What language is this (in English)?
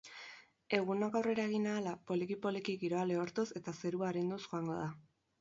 Basque